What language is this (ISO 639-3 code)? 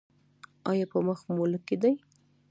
pus